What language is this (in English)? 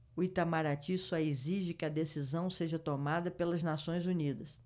Portuguese